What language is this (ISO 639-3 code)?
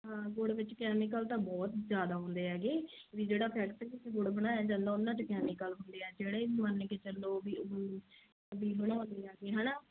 pan